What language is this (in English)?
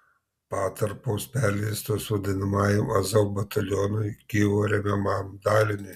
Lithuanian